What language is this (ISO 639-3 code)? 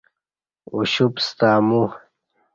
bsh